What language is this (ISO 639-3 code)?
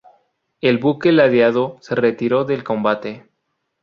spa